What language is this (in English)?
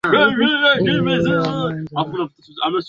Swahili